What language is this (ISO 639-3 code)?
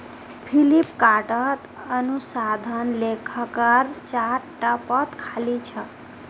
mag